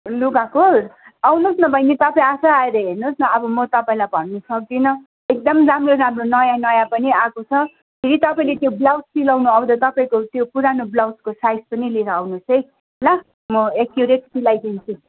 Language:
Nepali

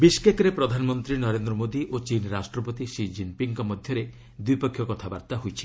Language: Odia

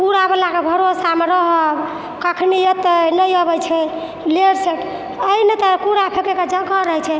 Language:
Maithili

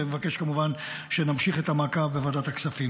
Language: Hebrew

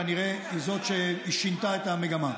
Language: Hebrew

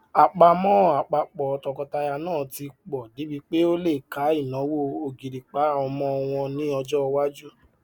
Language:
Yoruba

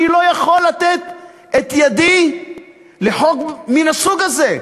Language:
Hebrew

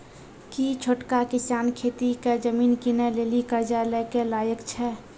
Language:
Maithili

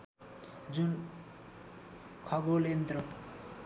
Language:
Nepali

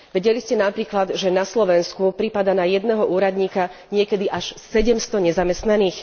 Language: Slovak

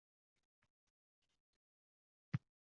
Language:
Uzbek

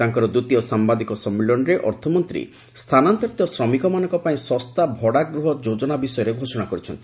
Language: Odia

